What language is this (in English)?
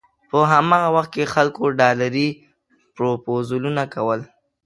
Pashto